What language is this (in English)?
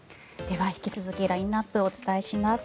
Japanese